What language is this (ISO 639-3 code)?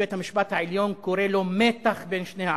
heb